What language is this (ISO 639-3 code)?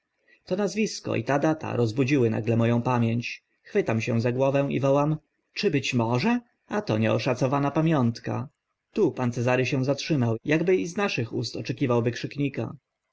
pol